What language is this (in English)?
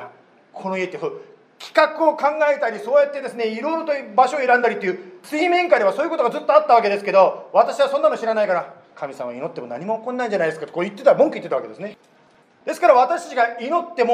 Japanese